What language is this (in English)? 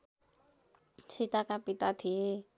Nepali